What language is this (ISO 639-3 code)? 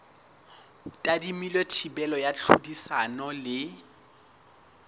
sot